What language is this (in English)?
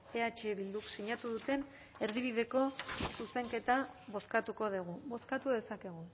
Basque